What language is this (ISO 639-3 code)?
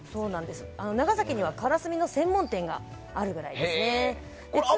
jpn